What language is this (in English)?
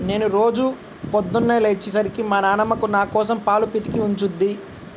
Telugu